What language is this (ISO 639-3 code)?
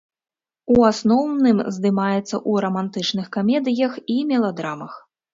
bel